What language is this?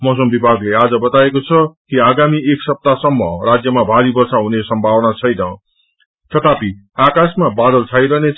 Nepali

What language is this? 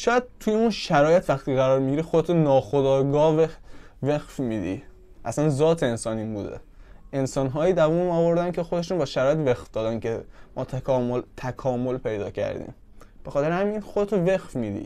Persian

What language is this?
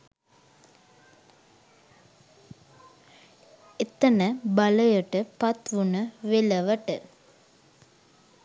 Sinhala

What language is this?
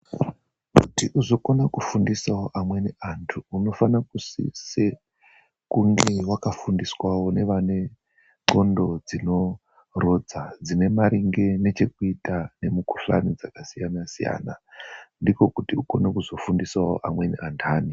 Ndau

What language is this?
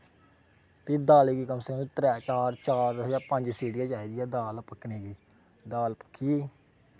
Dogri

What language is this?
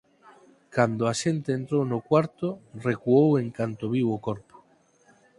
Galician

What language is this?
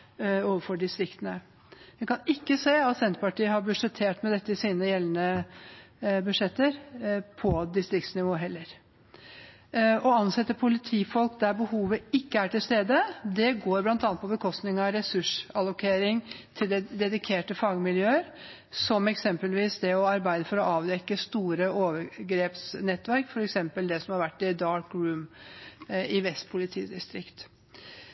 Norwegian Bokmål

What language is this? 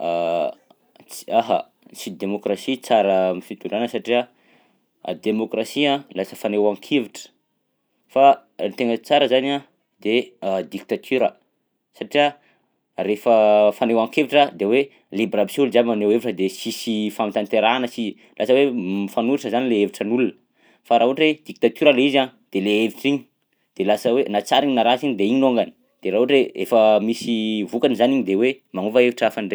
Southern Betsimisaraka Malagasy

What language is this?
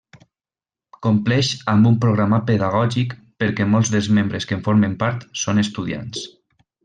Catalan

